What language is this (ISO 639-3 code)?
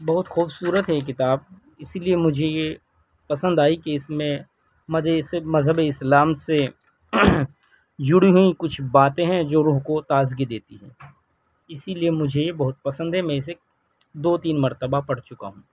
urd